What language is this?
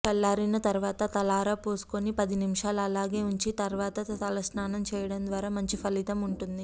Telugu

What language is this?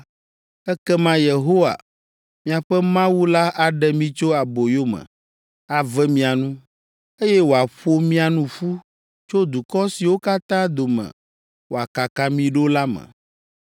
Ewe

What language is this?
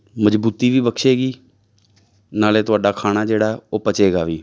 Punjabi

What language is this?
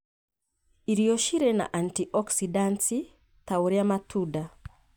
Kikuyu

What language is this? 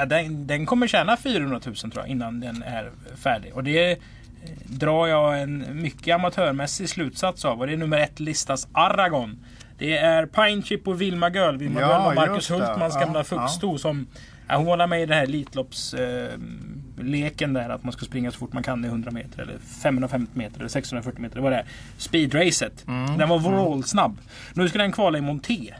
Swedish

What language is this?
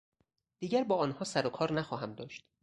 Persian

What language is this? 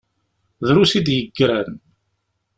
Kabyle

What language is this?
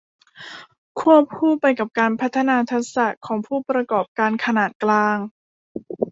Thai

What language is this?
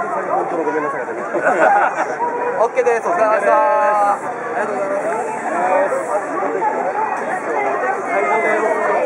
Japanese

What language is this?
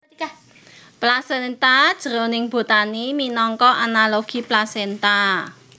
Javanese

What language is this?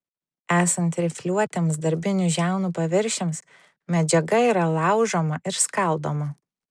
Lithuanian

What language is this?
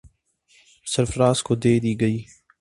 Urdu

